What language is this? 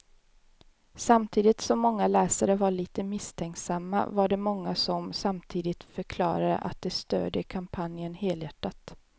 Swedish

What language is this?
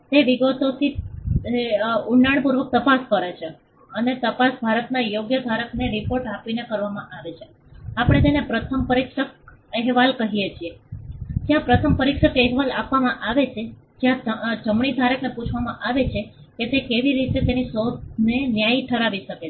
Gujarati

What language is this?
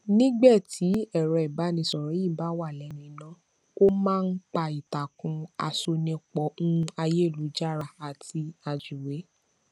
Yoruba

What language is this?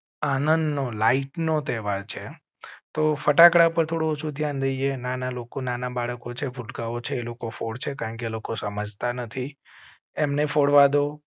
Gujarati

